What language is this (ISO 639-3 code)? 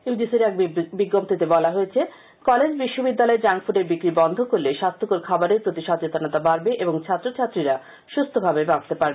ben